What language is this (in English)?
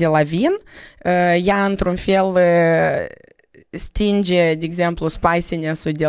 Romanian